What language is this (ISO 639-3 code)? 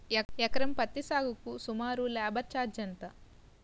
tel